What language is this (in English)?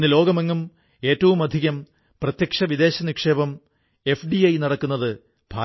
Malayalam